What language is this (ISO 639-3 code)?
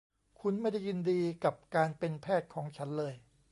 tha